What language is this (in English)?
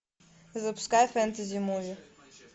Russian